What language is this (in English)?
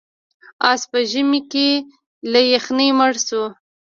Pashto